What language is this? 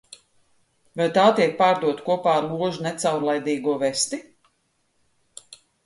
Latvian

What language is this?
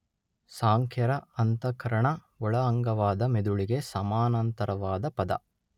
Kannada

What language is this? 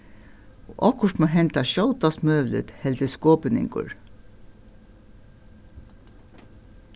Faroese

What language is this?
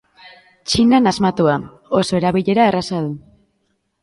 Basque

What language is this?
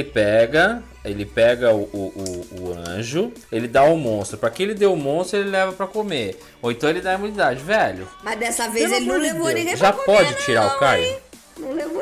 Portuguese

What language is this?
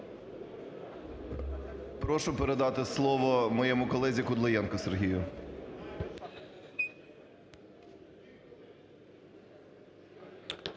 Ukrainian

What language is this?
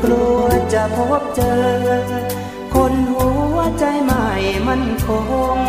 Thai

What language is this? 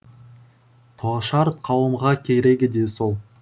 Kazakh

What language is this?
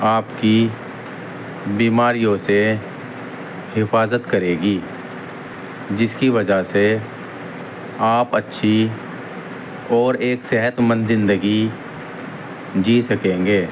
Urdu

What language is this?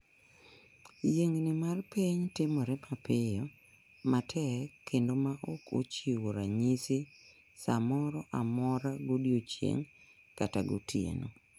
Luo (Kenya and Tanzania)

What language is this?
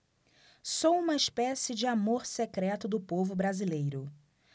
Portuguese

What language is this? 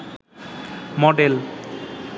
Bangla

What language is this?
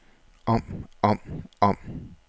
Danish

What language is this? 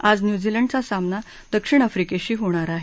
Marathi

